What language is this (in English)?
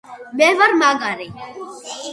Georgian